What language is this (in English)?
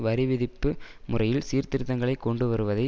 Tamil